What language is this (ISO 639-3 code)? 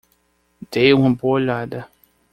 por